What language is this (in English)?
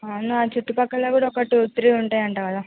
Telugu